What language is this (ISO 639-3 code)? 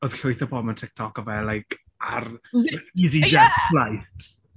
cym